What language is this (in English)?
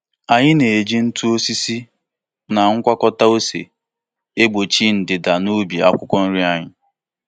Igbo